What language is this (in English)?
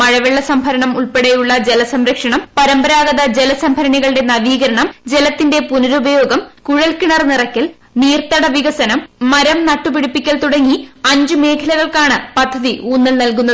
Malayalam